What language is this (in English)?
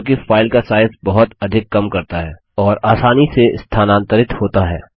Hindi